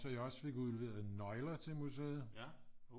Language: Danish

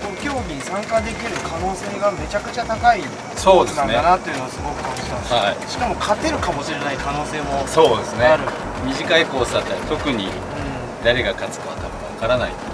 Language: Japanese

